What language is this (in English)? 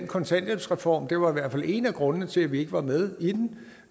Danish